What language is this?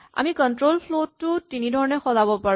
Assamese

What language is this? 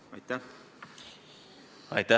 Estonian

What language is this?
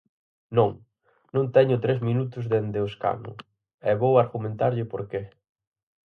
Galician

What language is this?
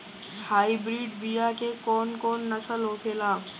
Bhojpuri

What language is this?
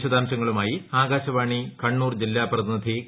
Malayalam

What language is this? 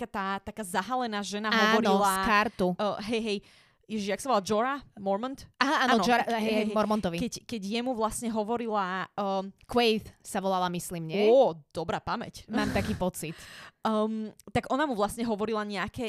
Slovak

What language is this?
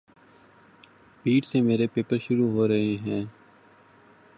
Urdu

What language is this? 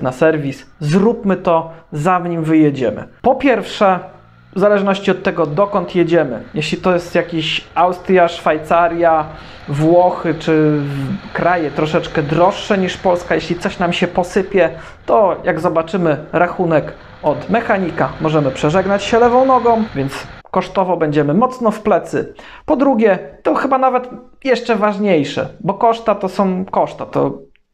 Polish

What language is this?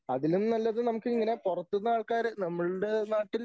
Malayalam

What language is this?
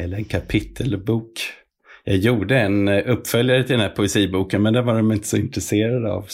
Swedish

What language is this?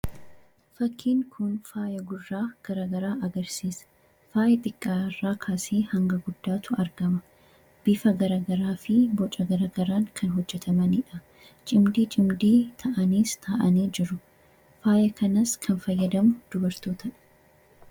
Oromo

